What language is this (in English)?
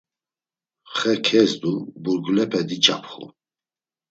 Laz